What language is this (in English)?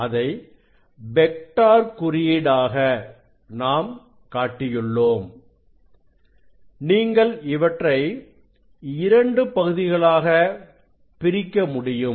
Tamil